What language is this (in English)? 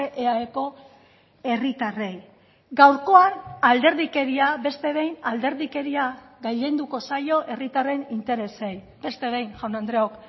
Basque